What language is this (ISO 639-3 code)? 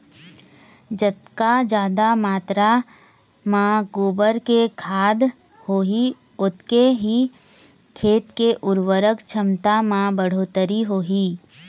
hne